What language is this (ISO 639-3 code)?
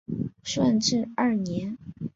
zho